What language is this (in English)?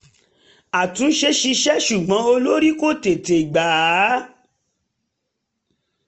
Yoruba